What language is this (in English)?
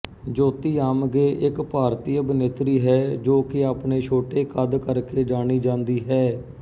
Punjabi